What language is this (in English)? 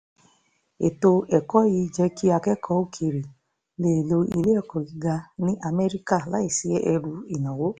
Yoruba